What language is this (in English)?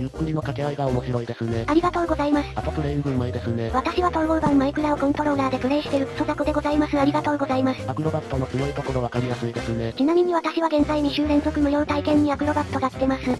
Japanese